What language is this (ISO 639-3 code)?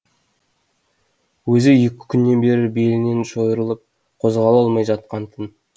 kaz